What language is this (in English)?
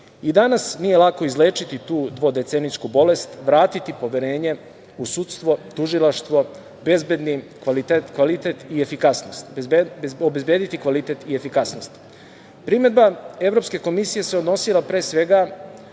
Serbian